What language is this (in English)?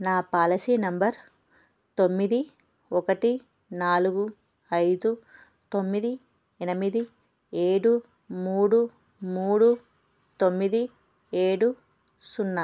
Telugu